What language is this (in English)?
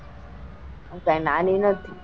Gujarati